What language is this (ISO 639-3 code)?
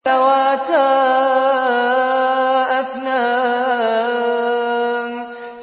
ara